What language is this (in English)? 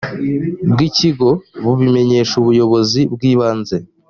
Kinyarwanda